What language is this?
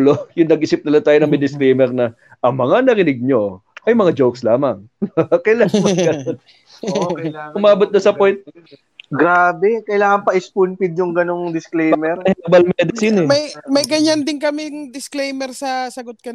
Filipino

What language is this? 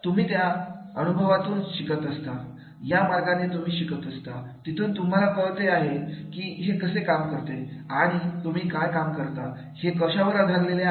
Marathi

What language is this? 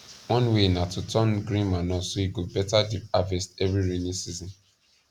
Nigerian Pidgin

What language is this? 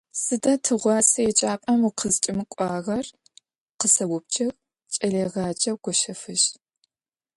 Adyghe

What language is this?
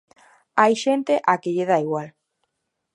Galician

